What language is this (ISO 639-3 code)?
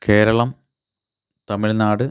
mal